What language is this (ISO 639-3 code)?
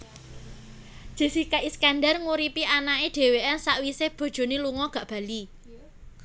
jav